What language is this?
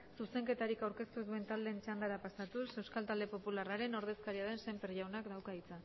Basque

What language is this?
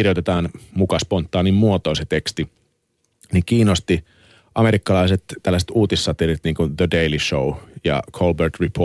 Finnish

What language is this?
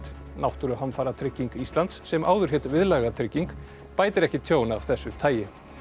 Icelandic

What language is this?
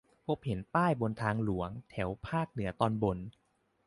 Thai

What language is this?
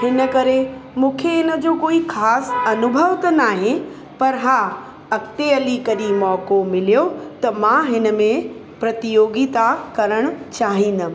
Sindhi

